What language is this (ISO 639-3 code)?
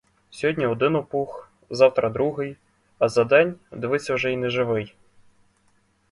ukr